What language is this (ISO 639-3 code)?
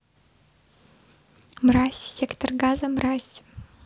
rus